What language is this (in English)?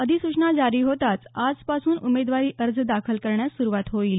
Marathi